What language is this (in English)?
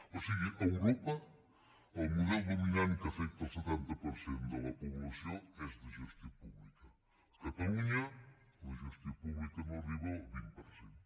Catalan